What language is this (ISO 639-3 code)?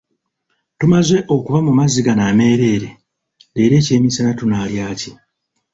lug